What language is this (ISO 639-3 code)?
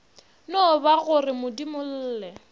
nso